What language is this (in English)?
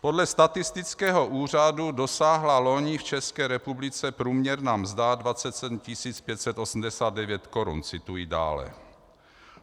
Czech